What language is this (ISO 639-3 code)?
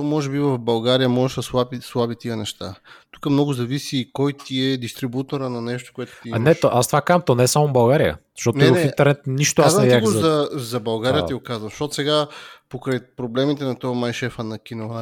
bul